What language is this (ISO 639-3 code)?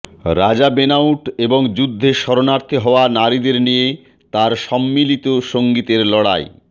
ben